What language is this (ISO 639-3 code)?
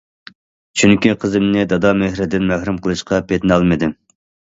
uig